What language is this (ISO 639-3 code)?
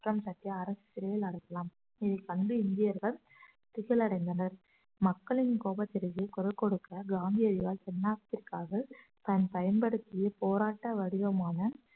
tam